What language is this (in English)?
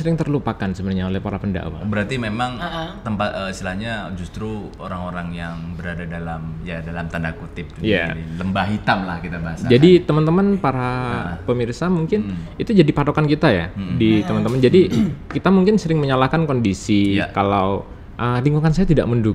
Indonesian